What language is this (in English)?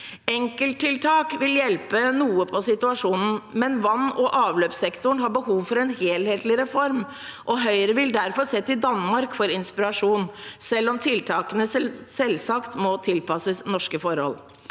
Norwegian